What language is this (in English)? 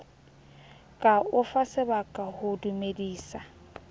Southern Sotho